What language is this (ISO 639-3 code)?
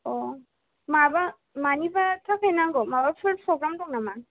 brx